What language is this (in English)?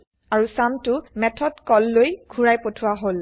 Assamese